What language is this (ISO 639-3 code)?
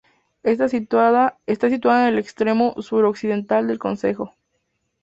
spa